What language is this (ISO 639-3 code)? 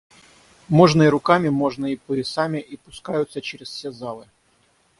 rus